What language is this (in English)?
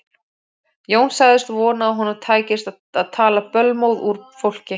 Icelandic